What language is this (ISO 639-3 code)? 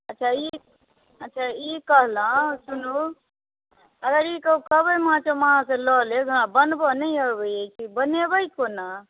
mai